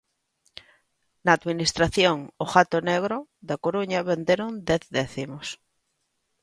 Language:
Galician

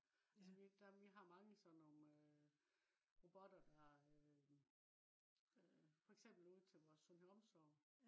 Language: Danish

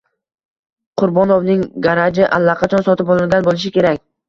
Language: Uzbek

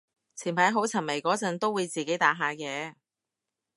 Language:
Cantonese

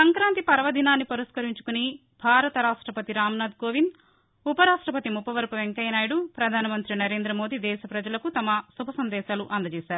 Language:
Telugu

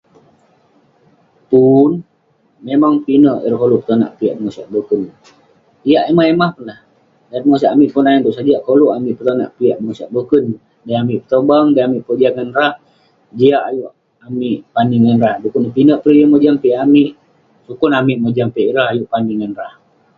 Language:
Western Penan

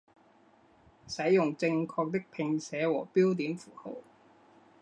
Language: Chinese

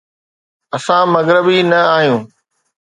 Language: Sindhi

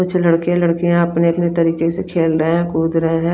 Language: Hindi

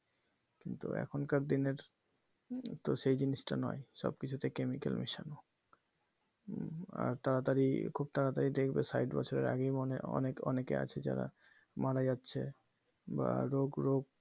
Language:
Bangla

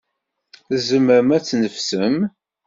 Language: Kabyle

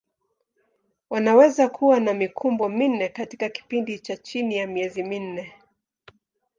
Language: Swahili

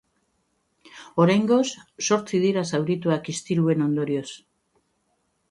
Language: Basque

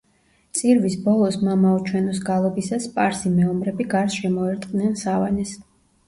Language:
Georgian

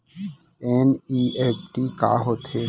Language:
Chhattisgarhi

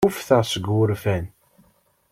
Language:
Kabyle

